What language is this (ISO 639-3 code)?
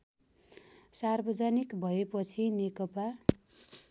nep